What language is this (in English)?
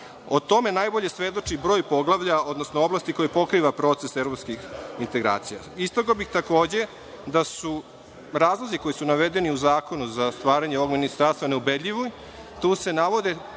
Serbian